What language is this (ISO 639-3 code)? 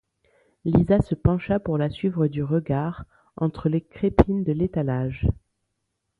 fra